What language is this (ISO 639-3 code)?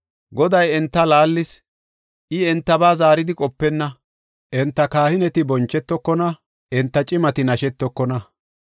gof